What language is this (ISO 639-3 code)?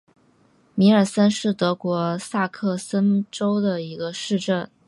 zho